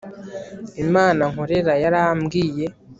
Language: Kinyarwanda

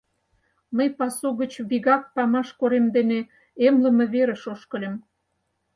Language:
Mari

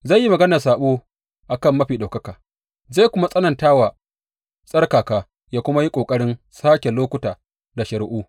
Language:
Hausa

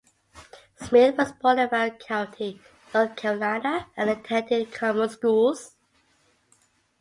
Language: English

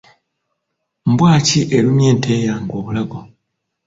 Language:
Ganda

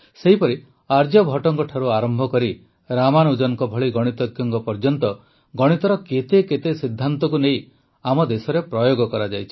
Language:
Odia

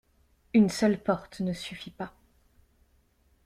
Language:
French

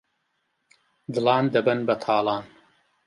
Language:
Central Kurdish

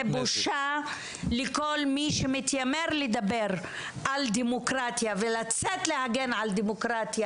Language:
Hebrew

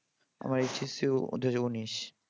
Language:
Bangla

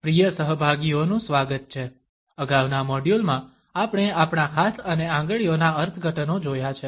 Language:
Gujarati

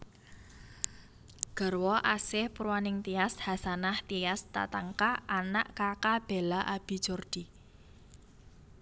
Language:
Javanese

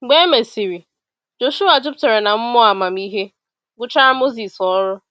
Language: Igbo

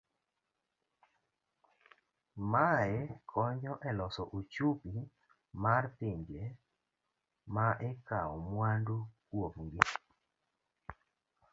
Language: Luo (Kenya and Tanzania)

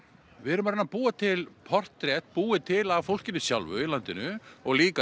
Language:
Icelandic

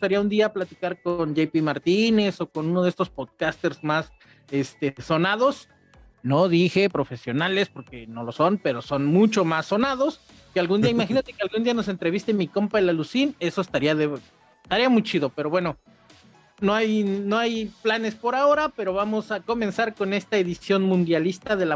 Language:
Spanish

